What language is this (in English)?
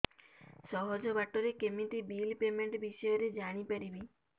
Odia